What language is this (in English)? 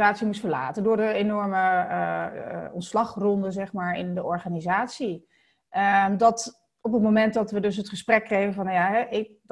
Dutch